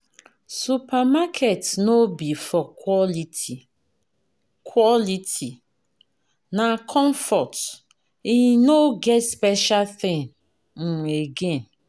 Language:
Nigerian Pidgin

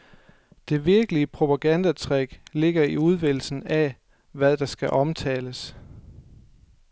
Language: Danish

